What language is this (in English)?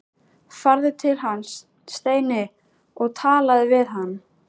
Icelandic